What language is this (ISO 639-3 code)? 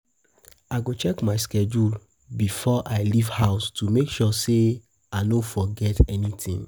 pcm